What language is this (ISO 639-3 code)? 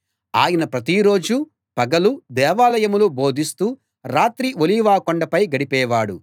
tel